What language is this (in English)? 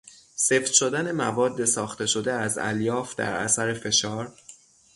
Persian